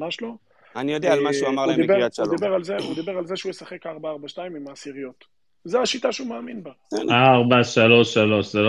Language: Hebrew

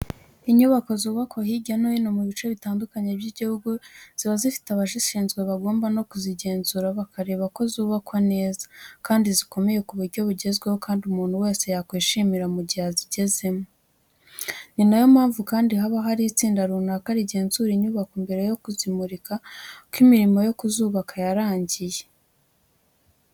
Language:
Kinyarwanda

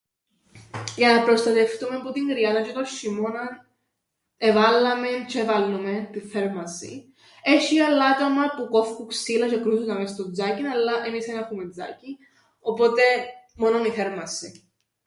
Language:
Greek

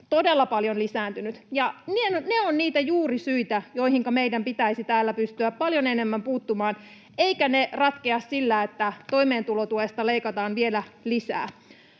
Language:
Finnish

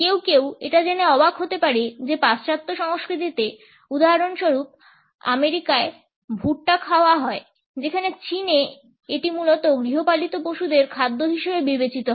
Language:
Bangla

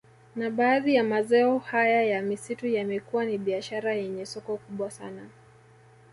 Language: Swahili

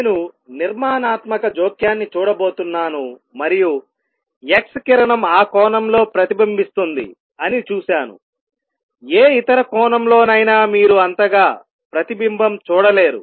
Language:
Telugu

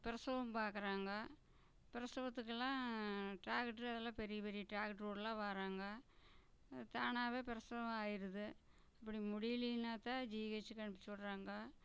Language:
Tamil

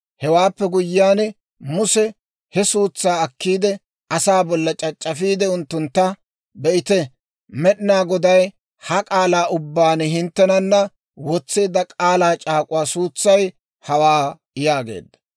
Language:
Dawro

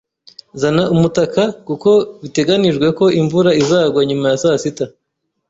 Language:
Kinyarwanda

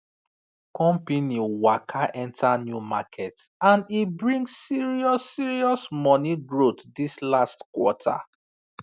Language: Nigerian Pidgin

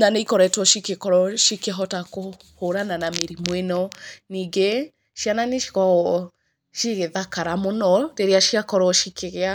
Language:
Kikuyu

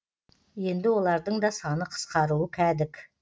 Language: Kazakh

